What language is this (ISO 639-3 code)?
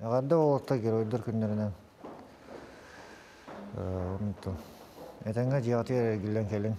tur